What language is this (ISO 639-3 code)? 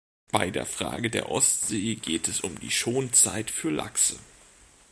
deu